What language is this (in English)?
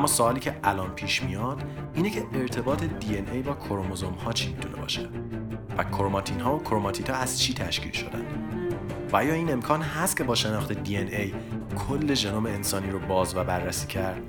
Persian